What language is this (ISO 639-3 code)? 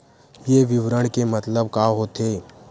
hne